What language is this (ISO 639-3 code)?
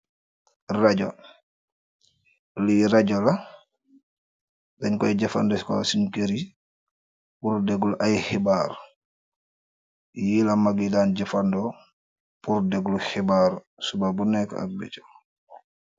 wol